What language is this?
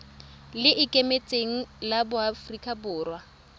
Tswana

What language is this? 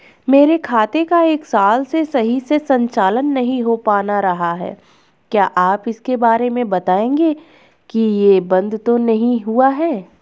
Hindi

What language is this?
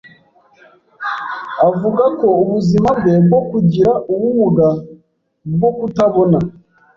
Kinyarwanda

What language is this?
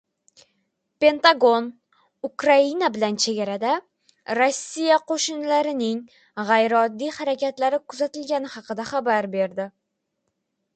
Uzbek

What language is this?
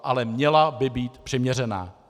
Czech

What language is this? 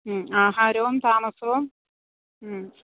Malayalam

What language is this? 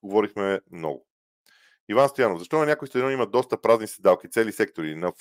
Bulgarian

